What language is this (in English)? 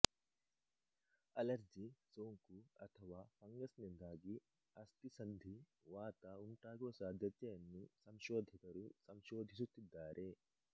Kannada